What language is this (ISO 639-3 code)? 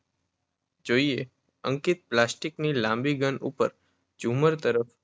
guj